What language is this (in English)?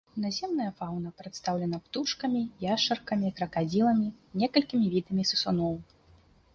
Belarusian